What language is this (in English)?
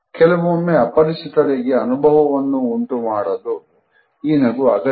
Kannada